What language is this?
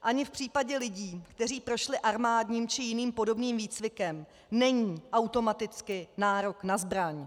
Czech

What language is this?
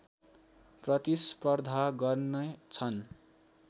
Nepali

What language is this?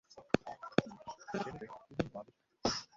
Bangla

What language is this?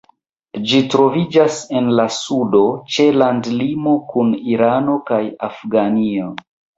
Esperanto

